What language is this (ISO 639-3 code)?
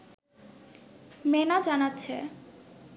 ben